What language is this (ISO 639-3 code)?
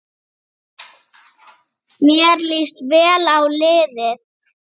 isl